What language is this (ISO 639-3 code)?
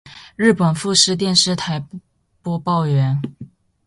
zho